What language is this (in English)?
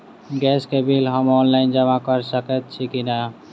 Maithili